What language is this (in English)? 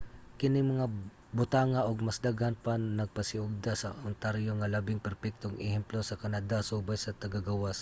Cebuano